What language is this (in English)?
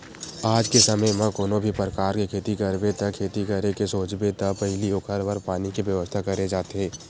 Chhattisgarhi